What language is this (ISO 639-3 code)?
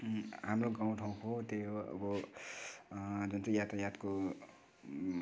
nep